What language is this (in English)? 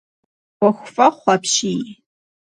Kabardian